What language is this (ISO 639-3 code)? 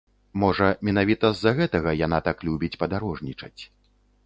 bel